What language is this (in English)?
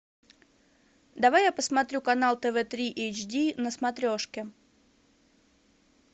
Russian